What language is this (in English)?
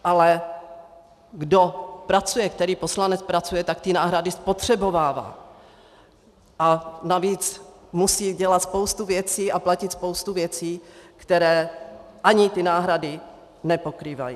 Czech